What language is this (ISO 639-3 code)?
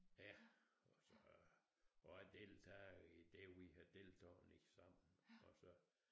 dan